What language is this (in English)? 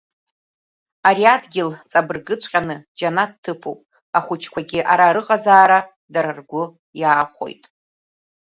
Abkhazian